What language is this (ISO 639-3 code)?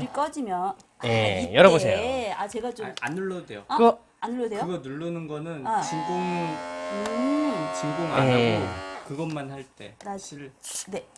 kor